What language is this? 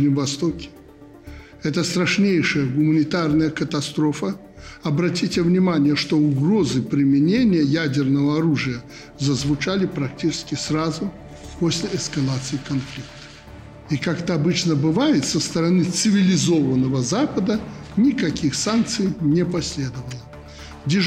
Russian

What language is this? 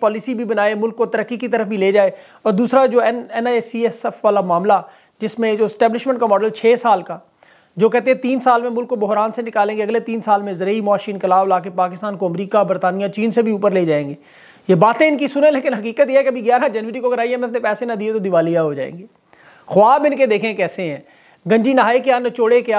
Hindi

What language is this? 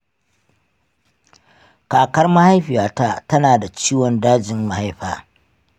Hausa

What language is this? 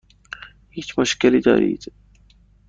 Persian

